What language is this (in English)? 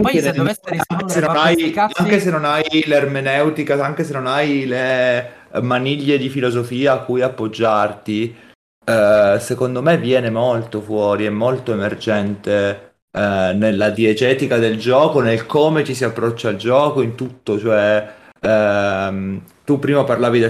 Italian